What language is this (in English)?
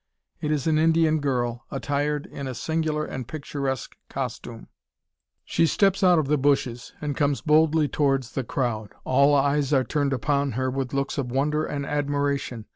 English